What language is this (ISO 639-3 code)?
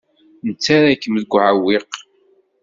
kab